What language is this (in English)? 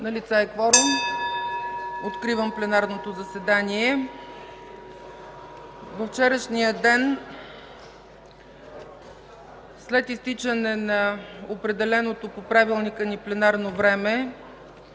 Bulgarian